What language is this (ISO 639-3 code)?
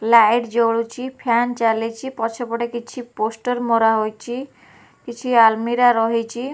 ori